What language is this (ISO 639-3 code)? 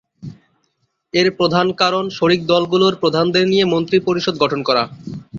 ben